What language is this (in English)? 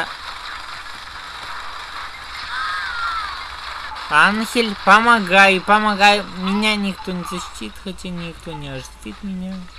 Russian